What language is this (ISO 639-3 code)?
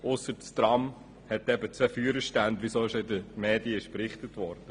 gsw